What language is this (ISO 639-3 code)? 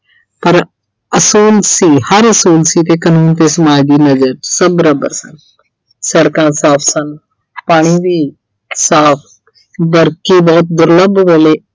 pan